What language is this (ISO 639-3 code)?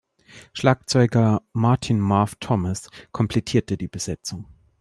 deu